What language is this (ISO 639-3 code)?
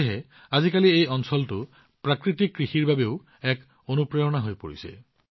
asm